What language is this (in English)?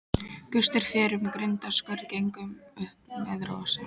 Icelandic